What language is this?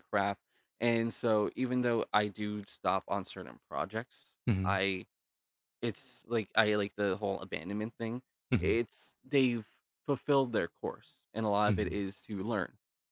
English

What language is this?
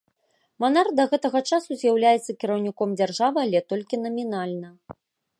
Belarusian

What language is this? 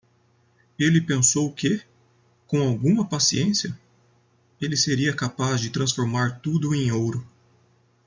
Portuguese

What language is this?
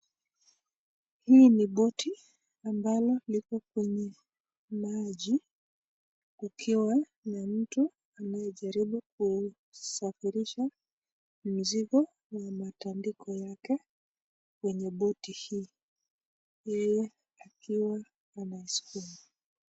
Swahili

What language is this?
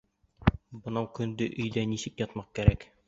Bashkir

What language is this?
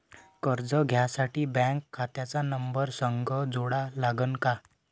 Marathi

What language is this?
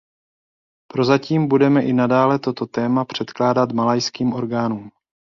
Czech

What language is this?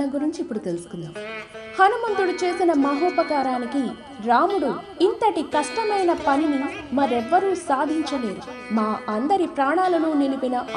Telugu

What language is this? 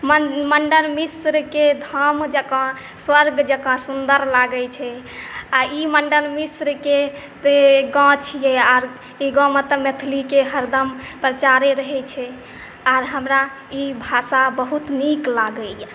Maithili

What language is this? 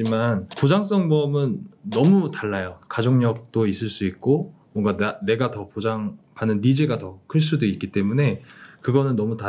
Korean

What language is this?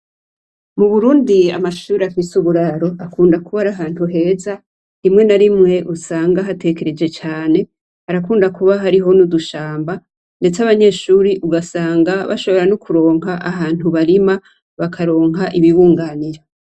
Rundi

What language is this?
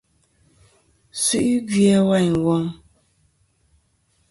Kom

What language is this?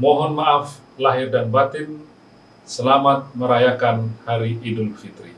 Indonesian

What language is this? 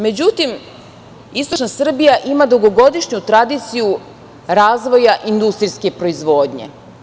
Serbian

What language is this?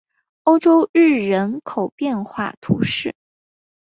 Chinese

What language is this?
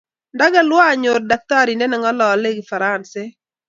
Kalenjin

